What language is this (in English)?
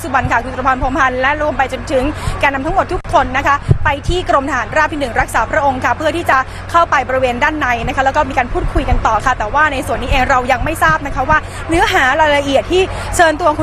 Thai